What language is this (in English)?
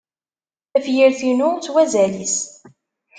Kabyle